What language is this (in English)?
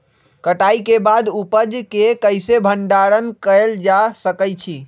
Magahi